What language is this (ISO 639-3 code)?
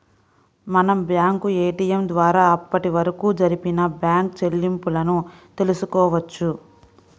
tel